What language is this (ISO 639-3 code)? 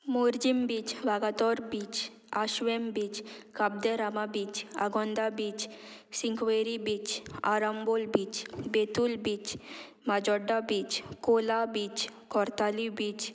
kok